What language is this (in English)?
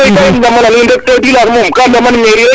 Serer